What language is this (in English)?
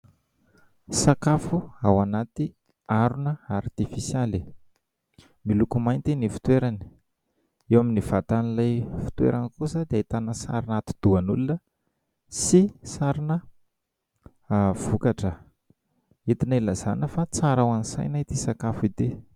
Malagasy